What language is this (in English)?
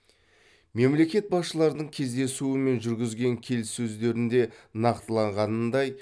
Kazakh